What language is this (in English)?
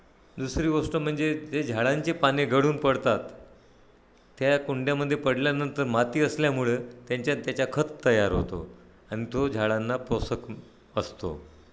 Marathi